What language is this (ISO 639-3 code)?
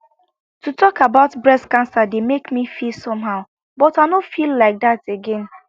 pcm